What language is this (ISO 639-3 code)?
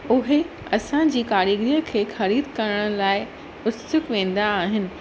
snd